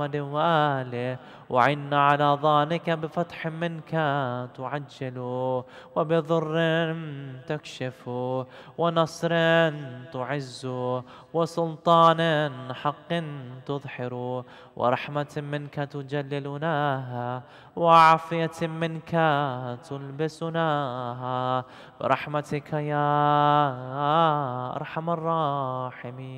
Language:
Arabic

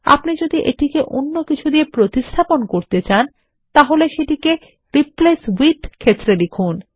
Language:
Bangla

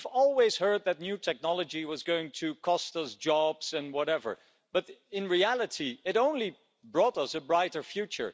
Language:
English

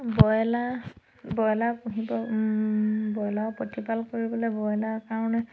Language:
Assamese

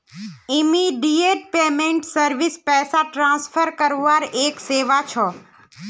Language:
Magahi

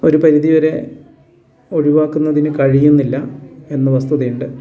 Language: Malayalam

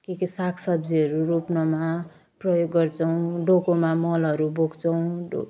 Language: Nepali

